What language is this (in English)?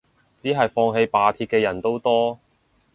Cantonese